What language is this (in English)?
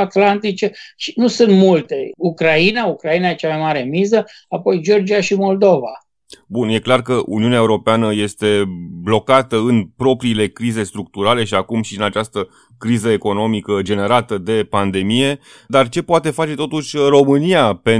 Romanian